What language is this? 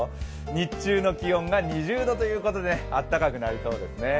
Japanese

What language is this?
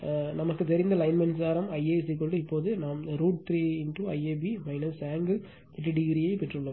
Tamil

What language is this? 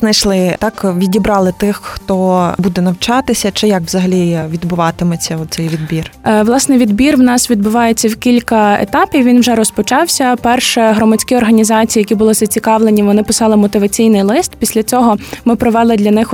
Ukrainian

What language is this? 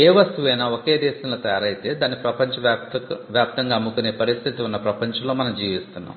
Telugu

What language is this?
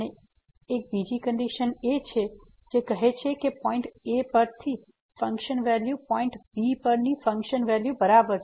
Gujarati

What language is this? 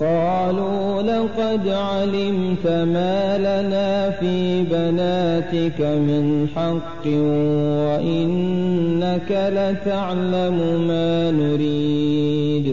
Arabic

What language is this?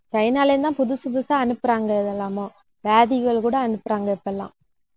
Tamil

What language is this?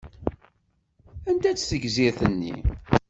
Kabyle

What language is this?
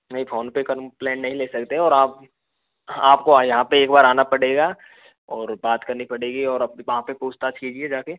Hindi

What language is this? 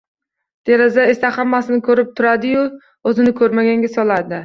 Uzbek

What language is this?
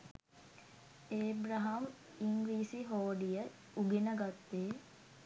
Sinhala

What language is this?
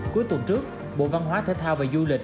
Vietnamese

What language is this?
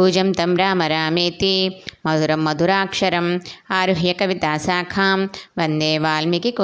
Telugu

